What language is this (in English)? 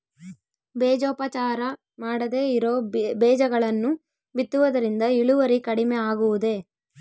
Kannada